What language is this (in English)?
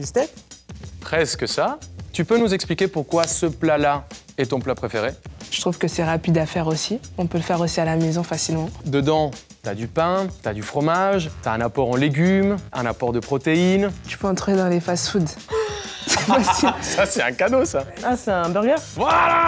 French